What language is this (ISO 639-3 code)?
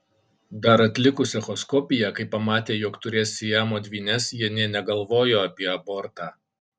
lit